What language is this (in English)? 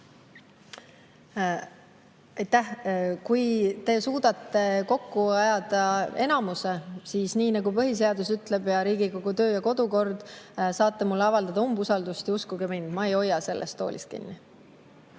Estonian